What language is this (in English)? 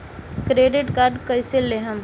Bhojpuri